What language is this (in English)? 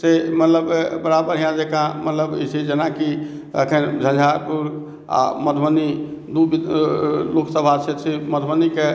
Maithili